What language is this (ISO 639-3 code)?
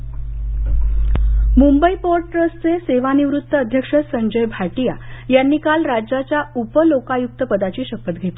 mar